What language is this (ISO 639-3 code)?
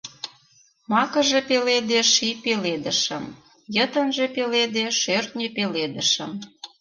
chm